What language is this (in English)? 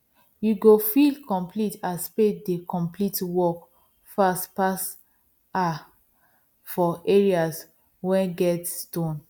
Nigerian Pidgin